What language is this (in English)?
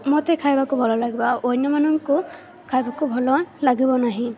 Odia